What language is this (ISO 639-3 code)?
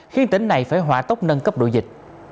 vie